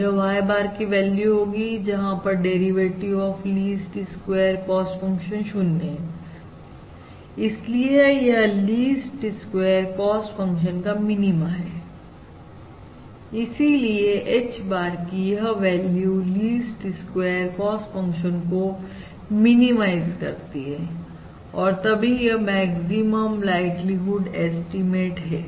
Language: Hindi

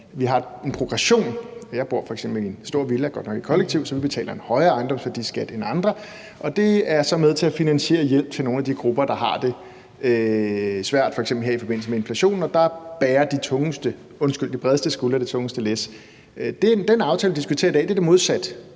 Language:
Danish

